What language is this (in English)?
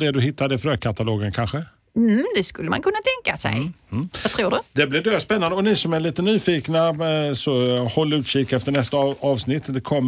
Swedish